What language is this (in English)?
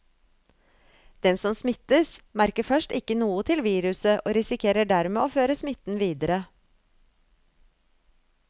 Norwegian